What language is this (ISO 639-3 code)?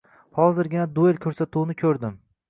uzb